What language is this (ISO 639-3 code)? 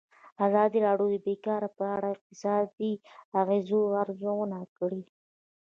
pus